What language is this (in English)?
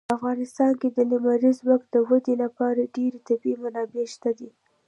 Pashto